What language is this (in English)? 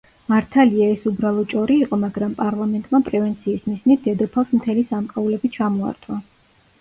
Georgian